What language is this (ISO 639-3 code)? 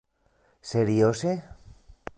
epo